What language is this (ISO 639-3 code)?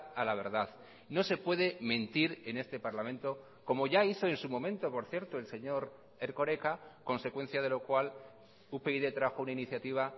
spa